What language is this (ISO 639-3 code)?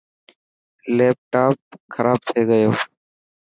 mki